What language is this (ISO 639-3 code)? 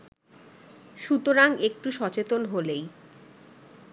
ben